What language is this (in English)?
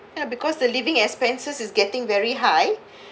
English